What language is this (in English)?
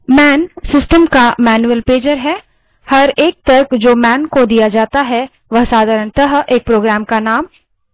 Hindi